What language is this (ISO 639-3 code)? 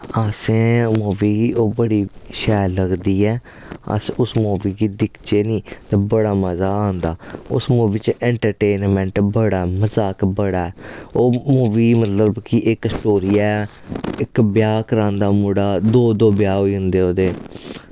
doi